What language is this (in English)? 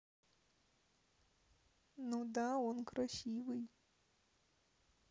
Russian